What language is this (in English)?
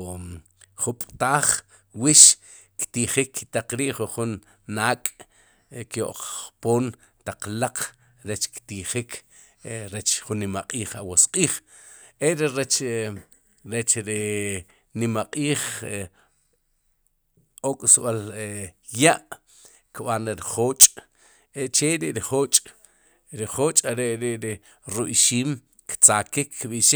Sipacapense